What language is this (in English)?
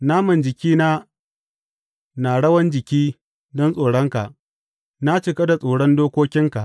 Hausa